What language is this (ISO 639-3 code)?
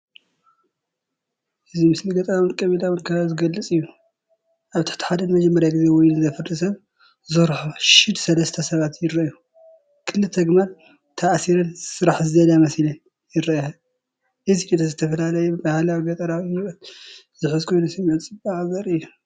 tir